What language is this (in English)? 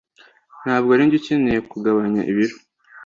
Kinyarwanda